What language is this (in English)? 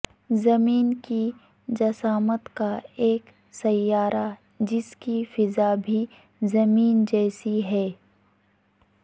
Urdu